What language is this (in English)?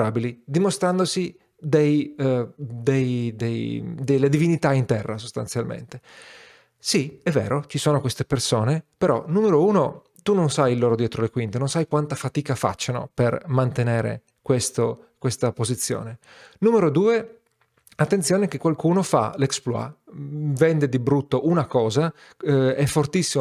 Italian